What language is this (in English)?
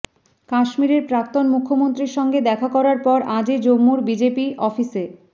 Bangla